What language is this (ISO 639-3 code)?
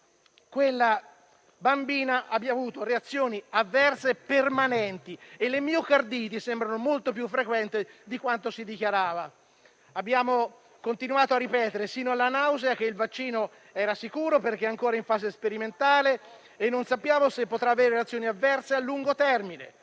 ita